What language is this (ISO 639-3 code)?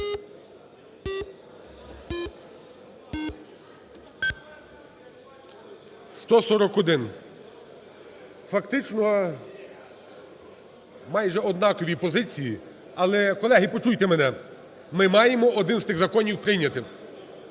ukr